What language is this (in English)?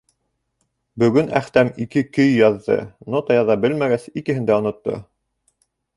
Bashkir